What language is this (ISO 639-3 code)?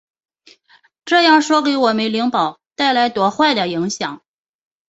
zho